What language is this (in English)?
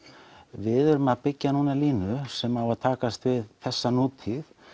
Icelandic